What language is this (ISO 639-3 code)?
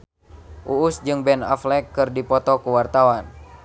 sun